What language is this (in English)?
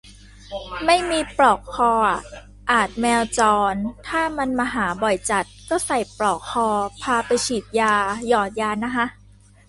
Thai